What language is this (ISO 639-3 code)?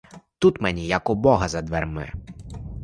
ukr